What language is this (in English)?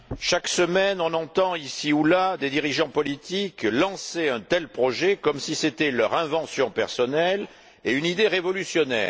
French